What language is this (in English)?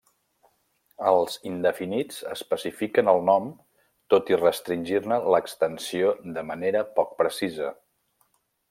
Catalan